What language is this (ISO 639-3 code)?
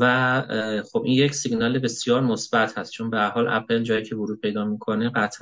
fas